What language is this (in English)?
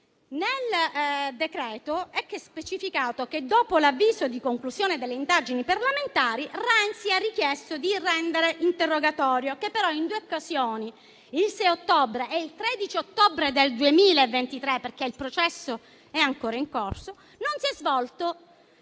Italian